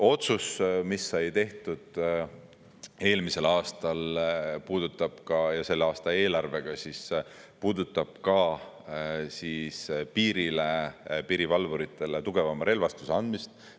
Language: Estonian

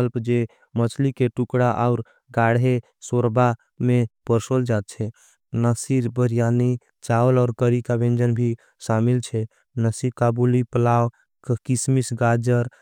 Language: Angika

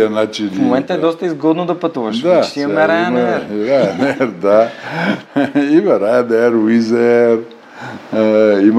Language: Bulgarian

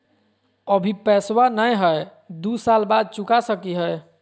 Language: Magahi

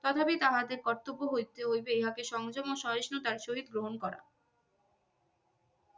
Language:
Bangla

